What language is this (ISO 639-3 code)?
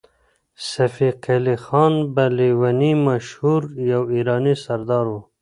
pus